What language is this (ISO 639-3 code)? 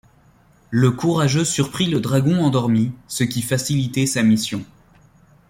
fra